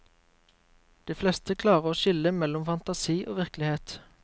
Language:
Norwegian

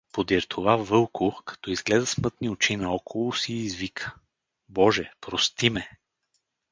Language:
Bulgarian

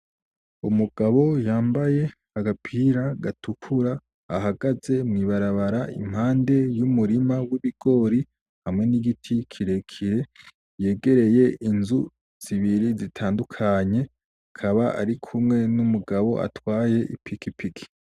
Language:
Rundi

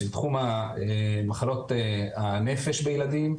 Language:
Hebrew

